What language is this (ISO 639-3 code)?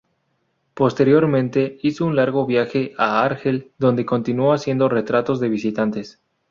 spa